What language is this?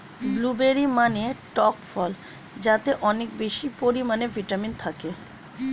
Bangla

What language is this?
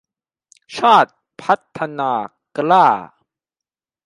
Thai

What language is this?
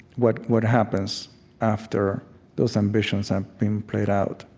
English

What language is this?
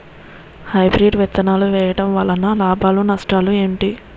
Telugu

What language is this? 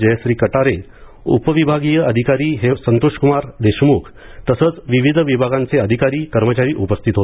Marathi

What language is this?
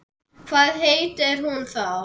Icelandic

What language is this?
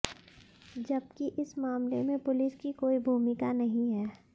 Hindi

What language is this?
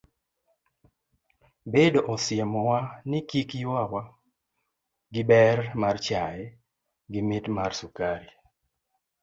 Luo (Kenya and Tanzania)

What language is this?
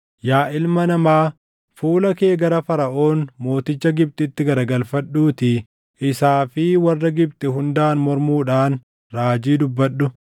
Oromo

